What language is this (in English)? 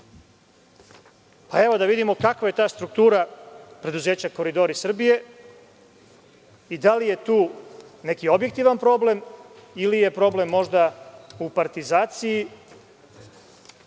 Serbian